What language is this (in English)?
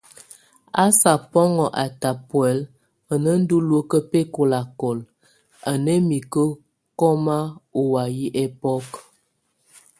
Tunen